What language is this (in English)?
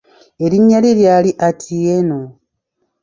Ganda